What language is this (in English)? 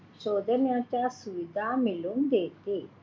Marathi